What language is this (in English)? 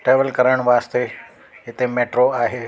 Sindhi